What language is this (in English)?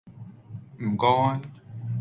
Cantonese